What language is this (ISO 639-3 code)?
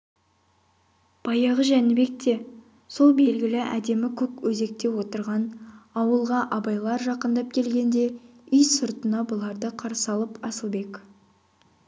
kaz